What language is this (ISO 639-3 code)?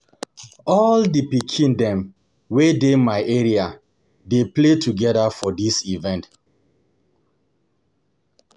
pcm